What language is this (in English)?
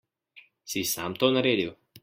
Slovenian